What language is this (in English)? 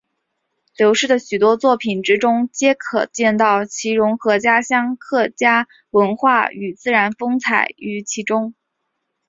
Chinese